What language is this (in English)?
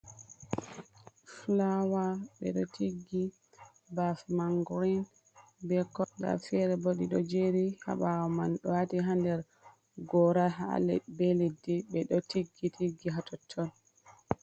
Fula